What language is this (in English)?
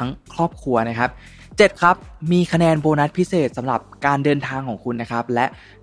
Thai